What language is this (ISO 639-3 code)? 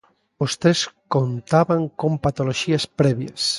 glg